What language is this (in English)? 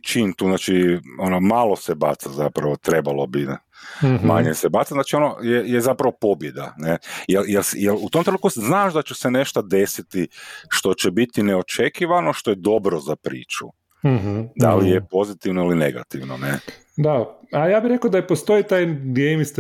Croatian